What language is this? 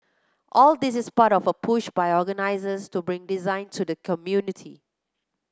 English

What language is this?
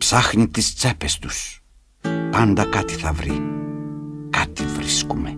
Greek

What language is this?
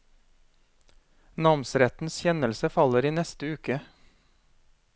Norwegian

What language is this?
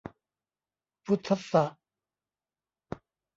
Thai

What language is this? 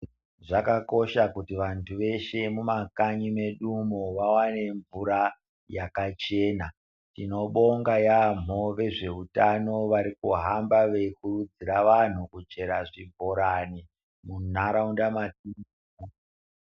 Ndau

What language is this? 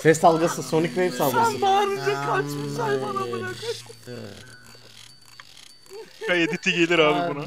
Turkish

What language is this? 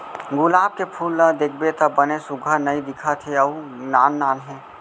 Chhattisgarhi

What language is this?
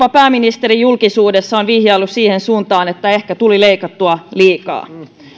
Finnish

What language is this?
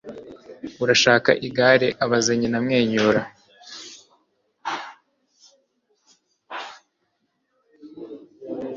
Kinyarwanda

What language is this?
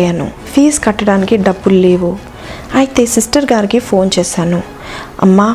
Telugu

